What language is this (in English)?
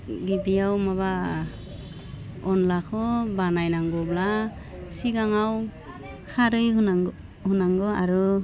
Bodo